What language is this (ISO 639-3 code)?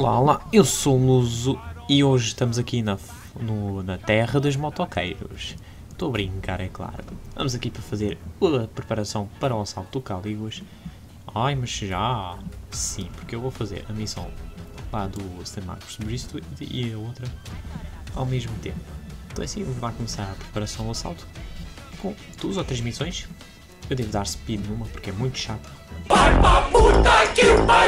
por